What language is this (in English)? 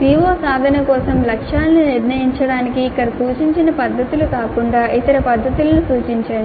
Telugu